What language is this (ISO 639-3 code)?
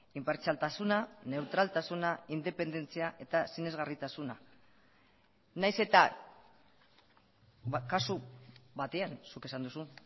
eus